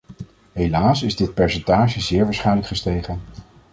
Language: Dutch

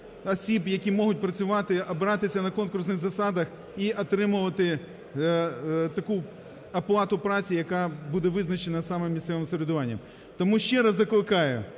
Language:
Ukrainian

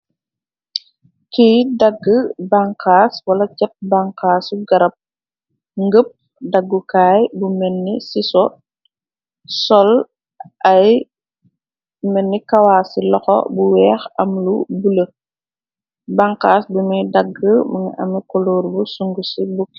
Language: Wolof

